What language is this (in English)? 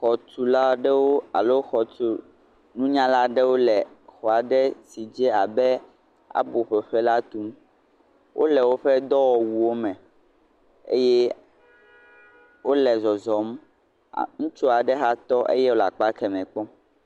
Ewe